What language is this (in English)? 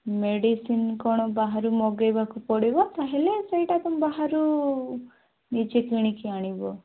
Odia